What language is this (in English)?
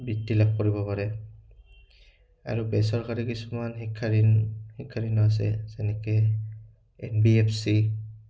Assamese